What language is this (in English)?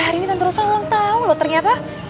Indonesian